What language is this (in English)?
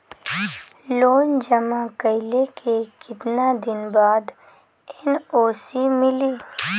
Bhojpuri